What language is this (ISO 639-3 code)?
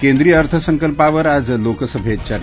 mar